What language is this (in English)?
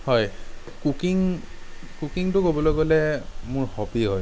Assamese